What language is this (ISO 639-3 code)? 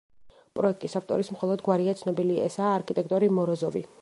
kat